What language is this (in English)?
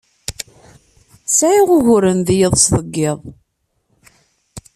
Kabyle